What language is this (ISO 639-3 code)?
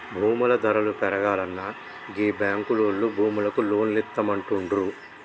tel